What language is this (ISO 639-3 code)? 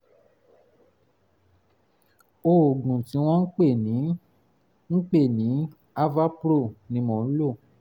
yor